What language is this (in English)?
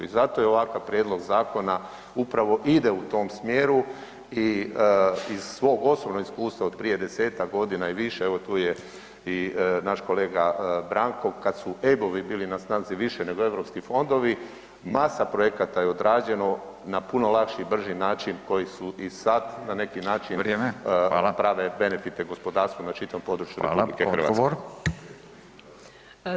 Croatian